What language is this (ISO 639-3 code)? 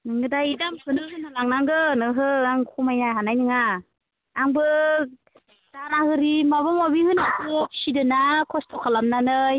brx